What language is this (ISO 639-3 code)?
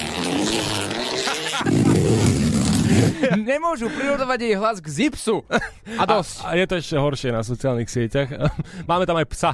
slk